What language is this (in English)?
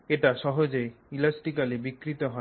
Bangla